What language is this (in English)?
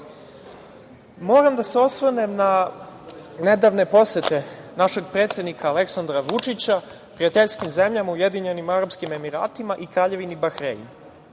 Serbian